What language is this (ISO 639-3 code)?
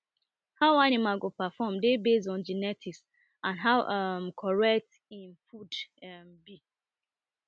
pcm